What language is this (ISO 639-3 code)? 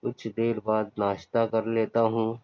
urd